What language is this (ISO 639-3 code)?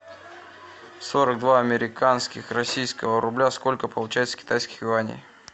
rus